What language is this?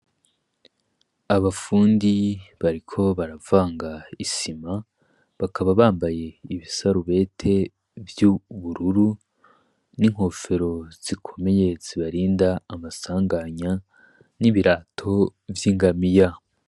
Rundi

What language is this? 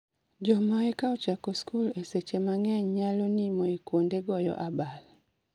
Luo (Kenya and Tanzania)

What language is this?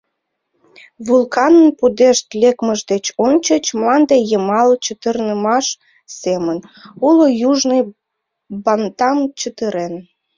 Mari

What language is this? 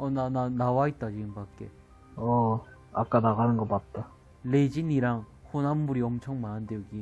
Korean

